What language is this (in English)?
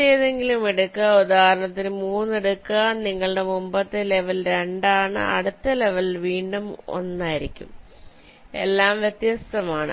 Malayalam